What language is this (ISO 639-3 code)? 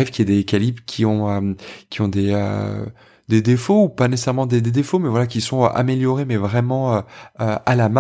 fra